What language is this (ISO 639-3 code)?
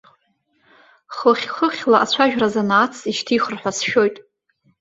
abk